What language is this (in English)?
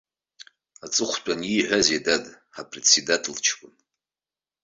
Abkhazian